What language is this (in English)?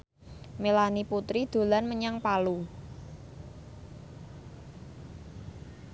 Javanese